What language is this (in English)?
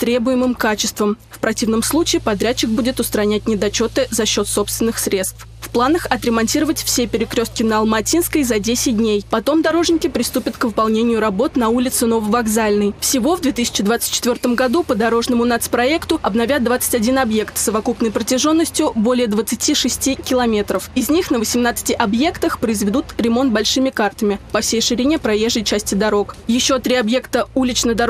Russian